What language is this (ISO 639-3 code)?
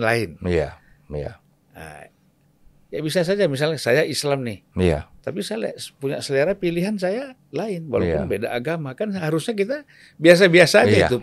ind